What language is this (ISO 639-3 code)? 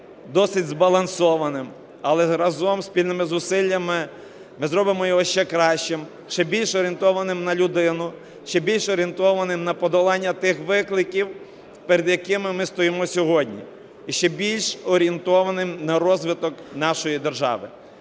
ukr